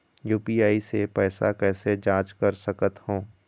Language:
Chhattisgarhi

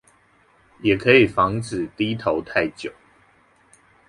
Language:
Chinese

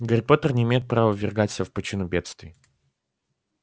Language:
Russian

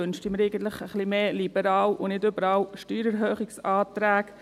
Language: Swiss German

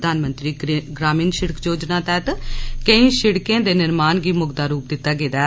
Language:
Dogri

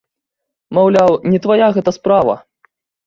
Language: Belarusian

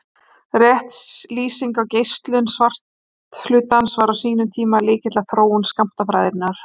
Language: Icelandic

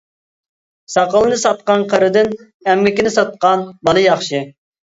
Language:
Uyghur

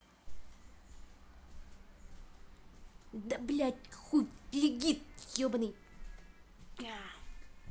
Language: Russian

